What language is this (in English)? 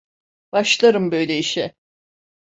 Turkish